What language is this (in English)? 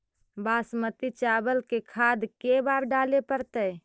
Magahi